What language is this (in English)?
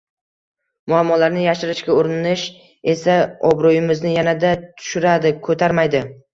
Uzbek